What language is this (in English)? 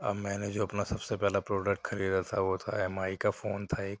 Urdu